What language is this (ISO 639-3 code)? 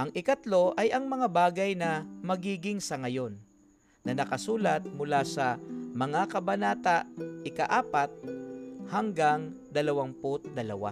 fil